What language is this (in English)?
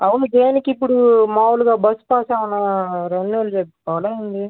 Telugu